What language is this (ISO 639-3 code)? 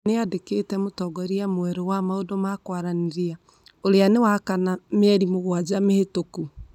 kik